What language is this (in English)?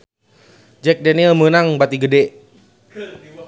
Sundanese